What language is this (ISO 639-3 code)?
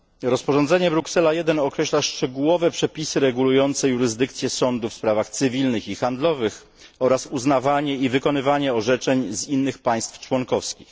pol